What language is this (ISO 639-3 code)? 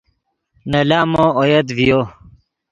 ydg